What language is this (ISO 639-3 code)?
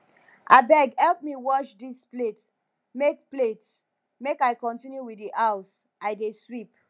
pcm